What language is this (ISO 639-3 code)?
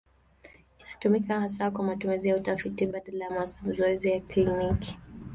swa